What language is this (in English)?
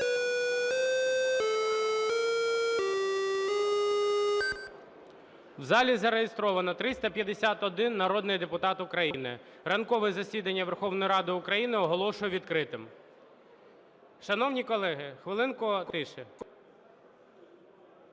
Ukrainian